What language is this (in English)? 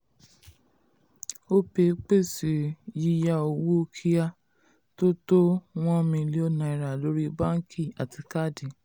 Yoruba